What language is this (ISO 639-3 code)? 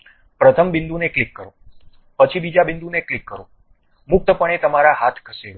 guj